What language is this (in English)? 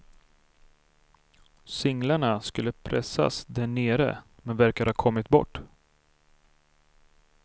Swedish